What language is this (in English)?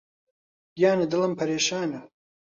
Central Kurdish